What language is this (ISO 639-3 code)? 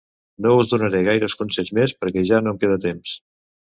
cat